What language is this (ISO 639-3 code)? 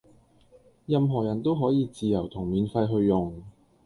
yue